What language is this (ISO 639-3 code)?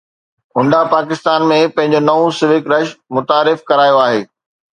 snd